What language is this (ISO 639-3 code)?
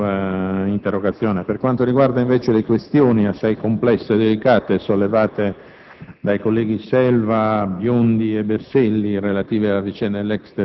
ita